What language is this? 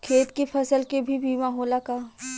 Bhojpuri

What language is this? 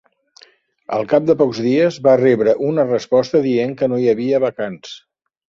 Catalan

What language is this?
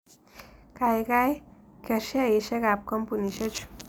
Kalenjin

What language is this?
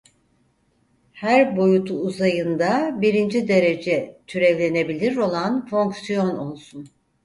Turkish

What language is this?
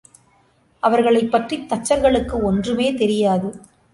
Tamil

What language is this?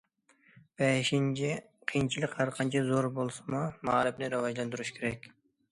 Uyghur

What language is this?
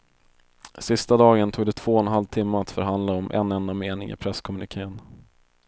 Swedish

